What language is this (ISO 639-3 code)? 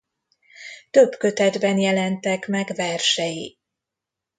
hun